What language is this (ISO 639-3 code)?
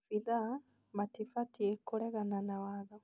kik